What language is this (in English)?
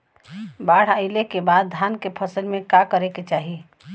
Bhojpuri